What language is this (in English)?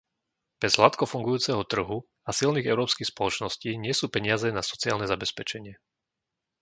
Slovak